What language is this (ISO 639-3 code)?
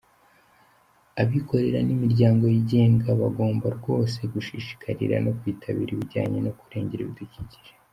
kin